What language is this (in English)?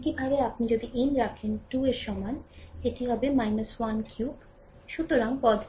Bangla